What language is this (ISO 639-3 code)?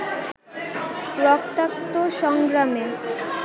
ben